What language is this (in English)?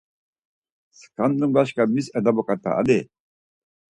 Laz